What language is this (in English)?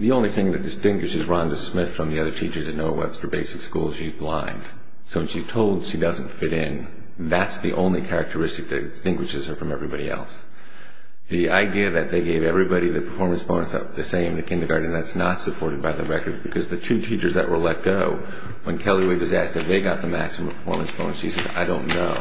English